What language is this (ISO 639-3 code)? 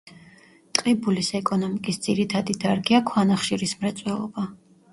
kat